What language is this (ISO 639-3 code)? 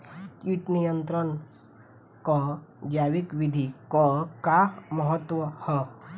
bho